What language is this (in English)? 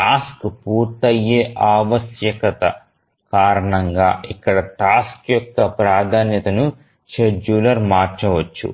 Telugu